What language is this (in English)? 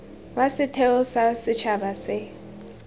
Tswana